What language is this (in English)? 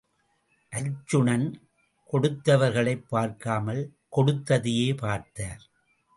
Tamil